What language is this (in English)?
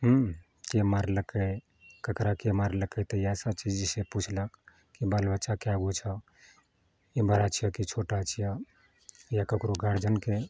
Maithili